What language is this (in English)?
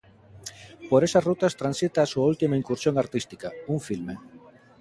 Galician